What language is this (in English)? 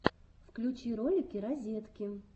Russian